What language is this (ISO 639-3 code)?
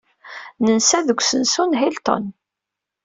kab